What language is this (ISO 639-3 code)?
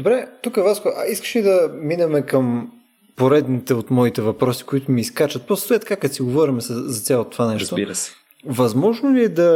bul